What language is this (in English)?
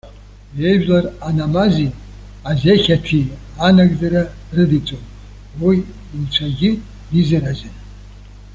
Abkhazian